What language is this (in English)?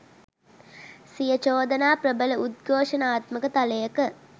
Sinhala